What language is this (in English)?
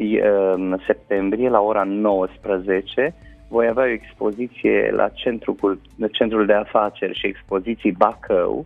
Romanian